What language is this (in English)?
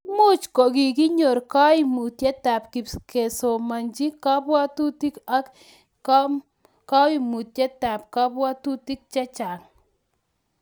Kalenjin